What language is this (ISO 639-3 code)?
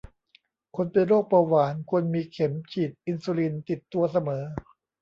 tha